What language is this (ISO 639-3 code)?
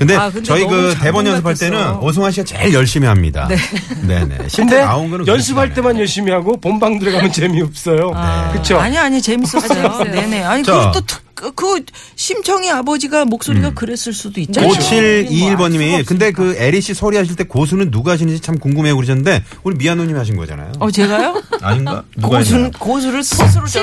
kor